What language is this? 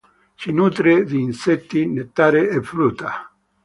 Italian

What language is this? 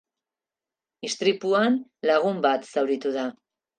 Basque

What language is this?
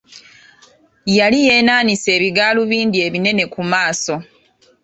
Ganda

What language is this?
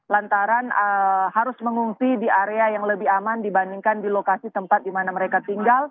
Indonesian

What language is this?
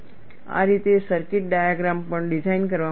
Gujarati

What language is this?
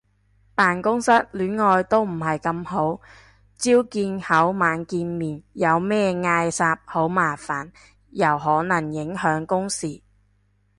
Cantonese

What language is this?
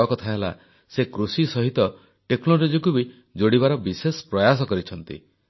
Odia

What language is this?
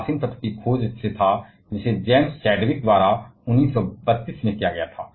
Hindi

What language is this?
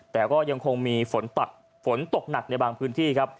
Thai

